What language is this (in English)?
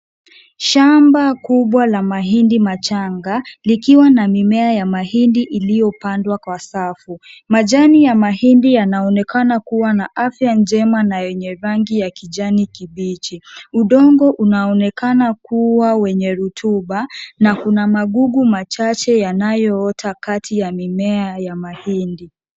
Swahili